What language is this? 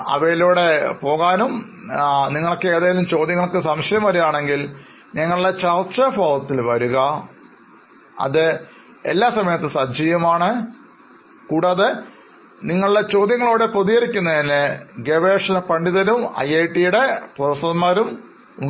Malayalam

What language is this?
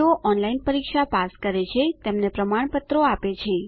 Gujarati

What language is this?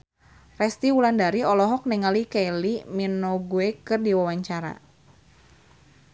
Sundanese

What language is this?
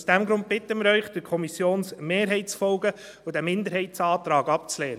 Swiss German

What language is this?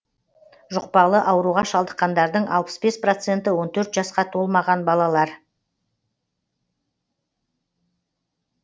Kazakh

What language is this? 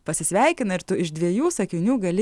Lithuanian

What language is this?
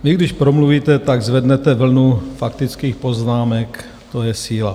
Czech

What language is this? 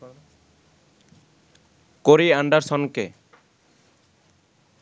Bangla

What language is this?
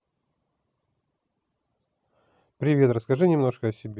Russian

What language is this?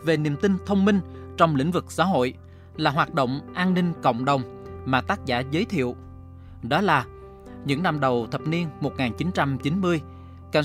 Vietnamese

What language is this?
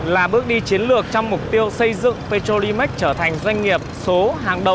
Vietnamese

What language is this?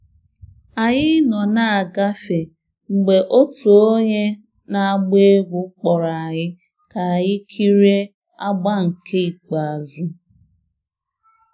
Igbo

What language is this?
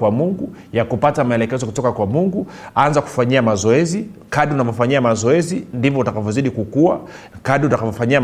Swahili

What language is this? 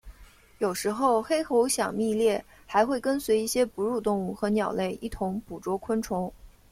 Chinese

